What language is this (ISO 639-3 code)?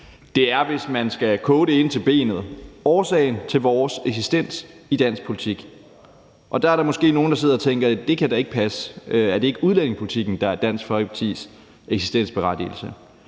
dan